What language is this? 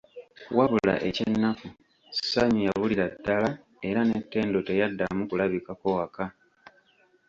Ganda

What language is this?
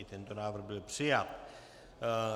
Czech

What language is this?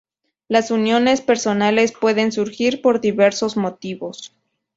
Spanish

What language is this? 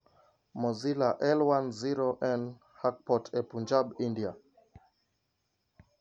Luo (Kenya and Tanzania)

